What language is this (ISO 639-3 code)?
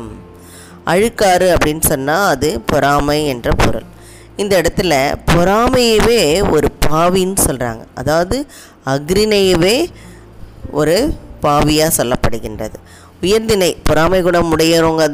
tam